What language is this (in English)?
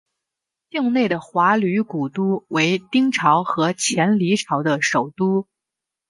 Chinese